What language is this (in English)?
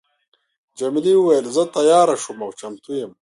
Pashto